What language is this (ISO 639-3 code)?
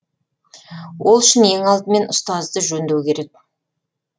kaz